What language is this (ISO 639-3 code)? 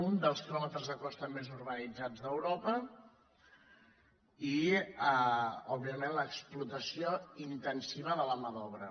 cat